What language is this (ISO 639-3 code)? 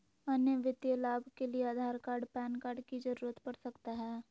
mag